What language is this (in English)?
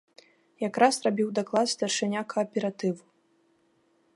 Belarusian